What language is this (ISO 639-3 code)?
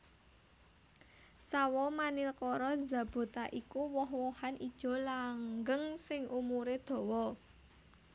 jav